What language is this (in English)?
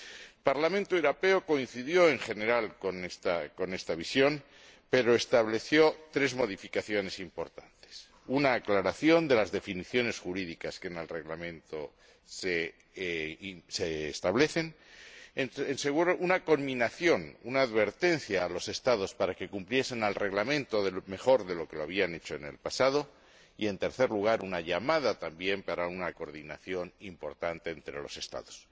Spanish